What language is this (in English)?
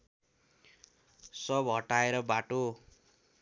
Nepali